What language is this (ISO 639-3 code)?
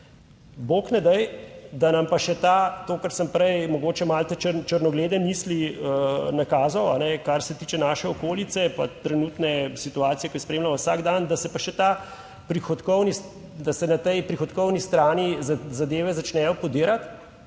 slv